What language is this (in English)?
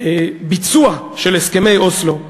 Hebrew